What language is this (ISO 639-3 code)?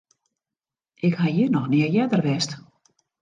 fry